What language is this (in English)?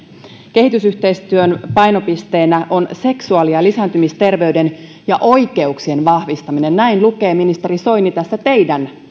Finnish